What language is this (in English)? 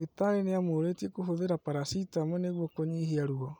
Kikuyu